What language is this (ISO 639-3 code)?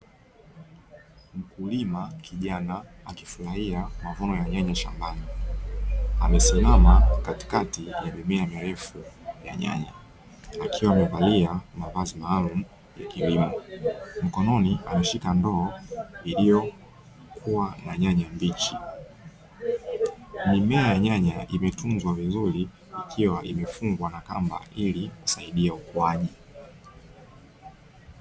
swa